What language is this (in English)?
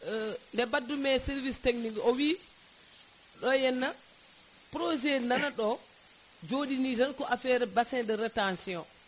Fula